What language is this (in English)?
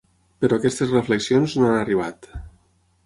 Catalan